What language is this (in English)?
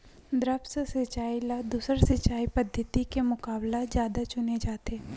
Chhattisgarhi